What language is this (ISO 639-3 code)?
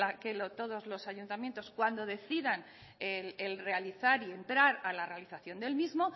spa